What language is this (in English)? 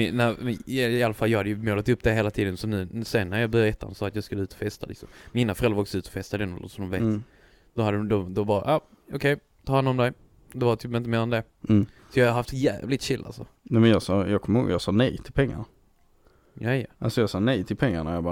Swedish